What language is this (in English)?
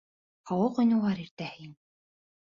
Bashkir